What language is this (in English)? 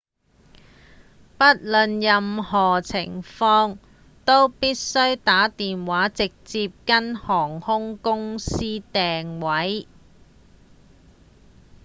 Cantonese